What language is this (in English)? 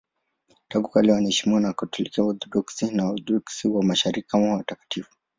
Swahili